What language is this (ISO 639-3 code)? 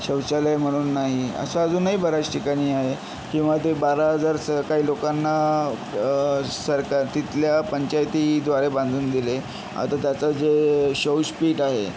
mar